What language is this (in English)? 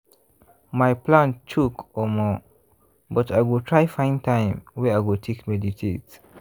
Nigerian Pidgin